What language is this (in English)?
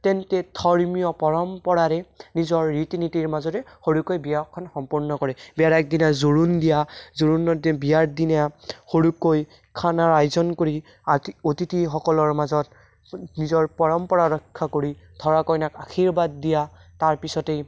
Assamese